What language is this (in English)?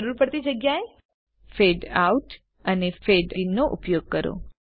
Gujarati